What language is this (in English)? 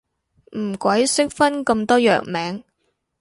Cantonese